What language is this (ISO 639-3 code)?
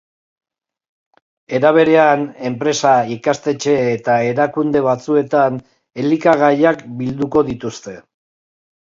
eus